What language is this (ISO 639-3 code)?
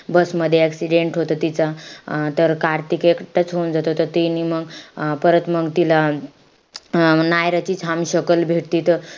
mar